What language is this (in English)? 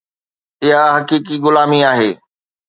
Sindhi